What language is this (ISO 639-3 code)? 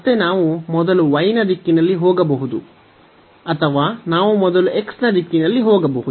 kan